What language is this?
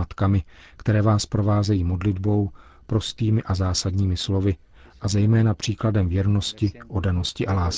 Czech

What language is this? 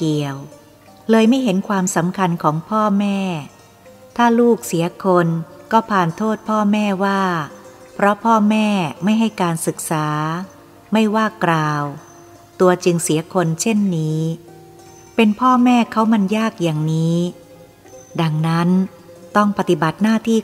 Thai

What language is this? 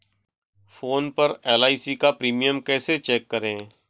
Hindi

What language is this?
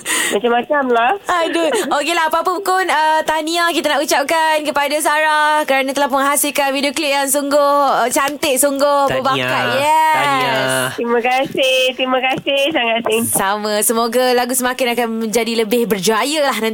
Malay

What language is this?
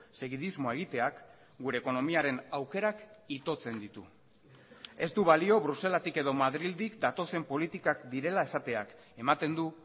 Basque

